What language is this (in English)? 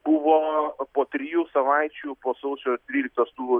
Lithuanian